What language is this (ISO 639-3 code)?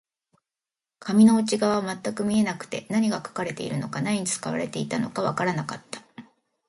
jpn